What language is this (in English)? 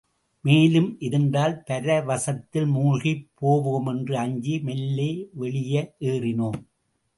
Tamil